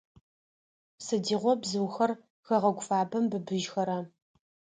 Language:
Adyghe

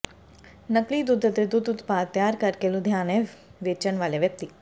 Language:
Punjabi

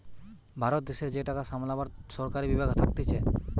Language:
Bangla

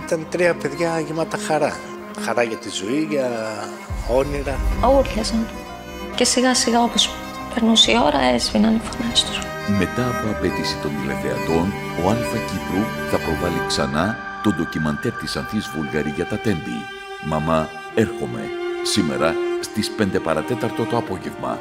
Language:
Greek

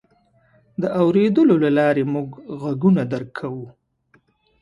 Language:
Pashto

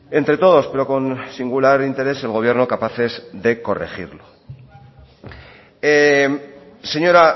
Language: Spanish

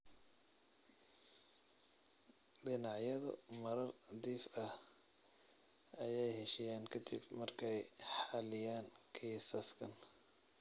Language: Somali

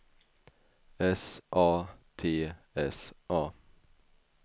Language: Swedish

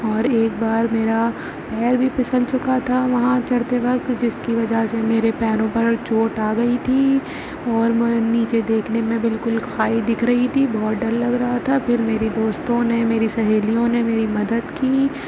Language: Urdu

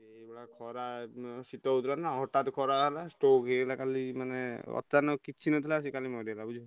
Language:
Odia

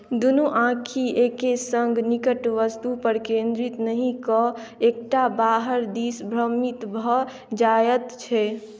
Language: Maithili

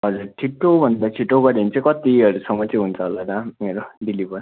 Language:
Nepali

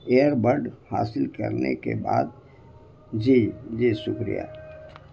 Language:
Urdu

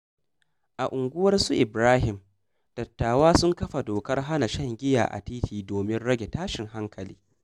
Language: Hausa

